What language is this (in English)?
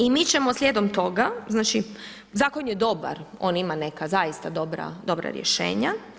Croatian